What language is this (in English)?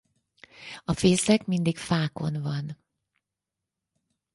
Hungarian